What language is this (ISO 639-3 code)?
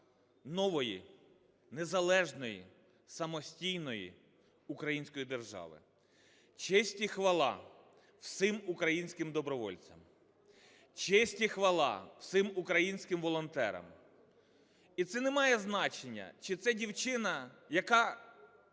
ukr